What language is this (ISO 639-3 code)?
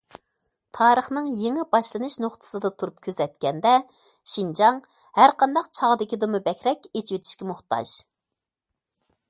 uig